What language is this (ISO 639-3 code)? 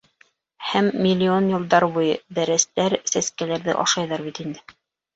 bak